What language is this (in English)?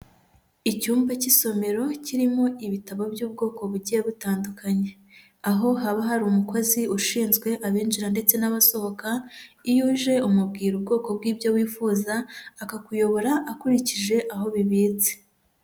Kinyarwanda